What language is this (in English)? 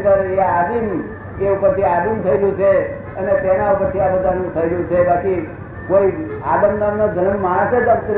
Gujarati